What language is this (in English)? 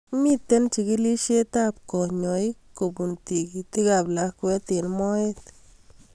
Kalenjin